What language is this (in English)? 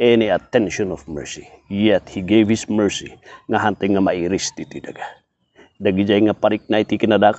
Filipino